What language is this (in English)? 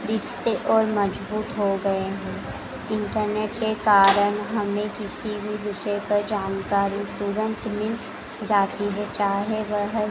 Hindi